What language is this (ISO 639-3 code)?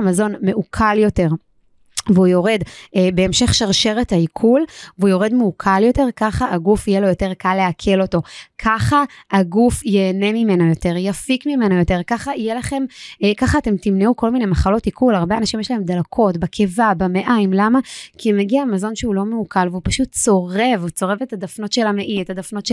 heb